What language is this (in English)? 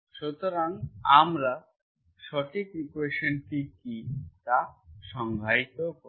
Bangla